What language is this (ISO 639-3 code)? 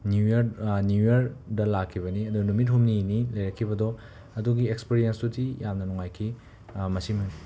mni